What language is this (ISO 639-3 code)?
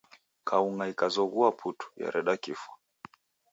dav